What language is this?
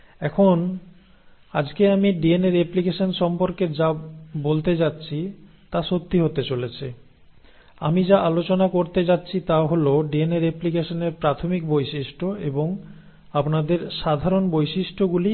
Bangla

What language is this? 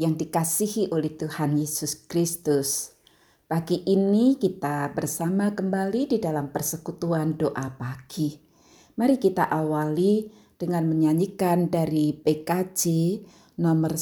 Indonesian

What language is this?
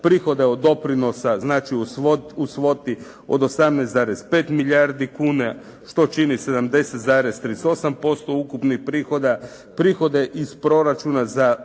Croatian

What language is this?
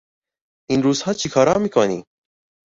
Persian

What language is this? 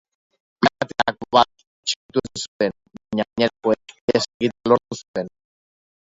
Basque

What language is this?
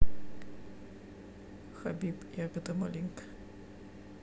Russian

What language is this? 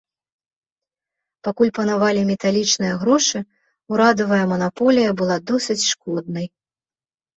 Belarusian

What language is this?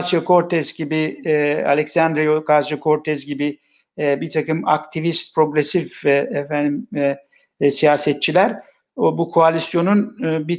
Turkish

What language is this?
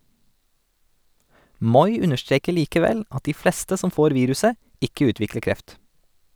Norwegian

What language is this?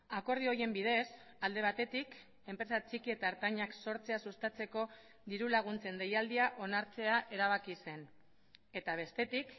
Basque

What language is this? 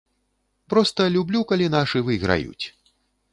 Belarusian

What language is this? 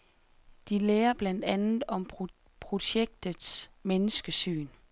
Danish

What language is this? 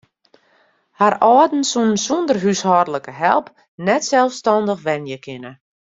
Western Frisian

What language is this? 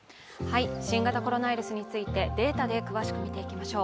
Japanese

